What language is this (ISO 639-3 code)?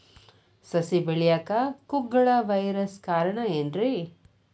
kan